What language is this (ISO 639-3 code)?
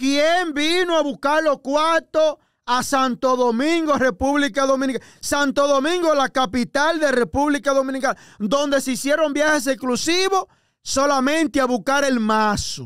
spa